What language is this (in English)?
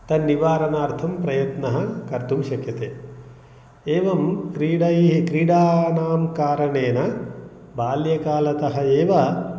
Sanskrit